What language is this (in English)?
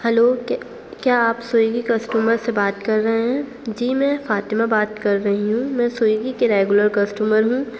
Urdu